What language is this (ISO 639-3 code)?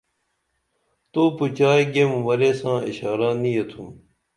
dml